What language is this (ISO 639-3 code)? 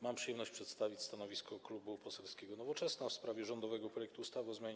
pol